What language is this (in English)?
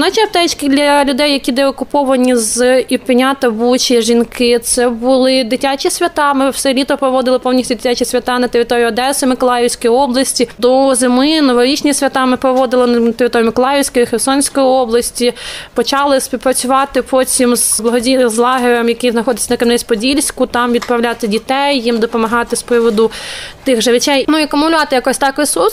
Ukrainian